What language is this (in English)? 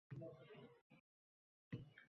Uzbek